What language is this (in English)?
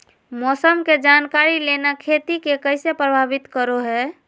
Magahi